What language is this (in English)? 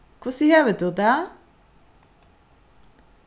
Faroese